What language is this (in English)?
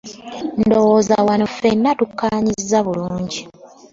Ganda